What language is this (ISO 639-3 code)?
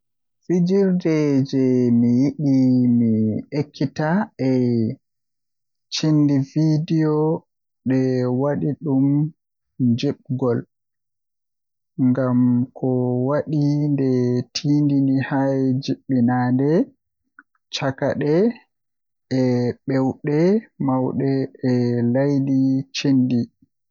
fuh